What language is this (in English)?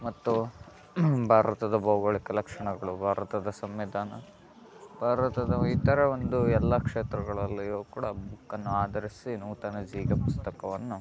Kannada